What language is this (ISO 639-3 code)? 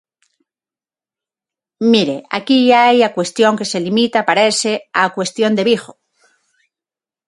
glg